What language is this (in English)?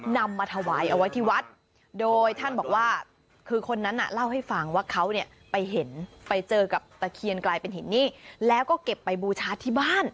Thai